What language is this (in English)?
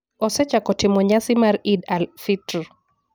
Luo (Kenya and Tanzania)